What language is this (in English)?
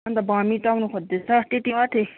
Nepali